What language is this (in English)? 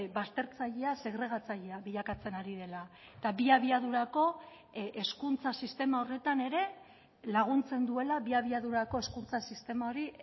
Basque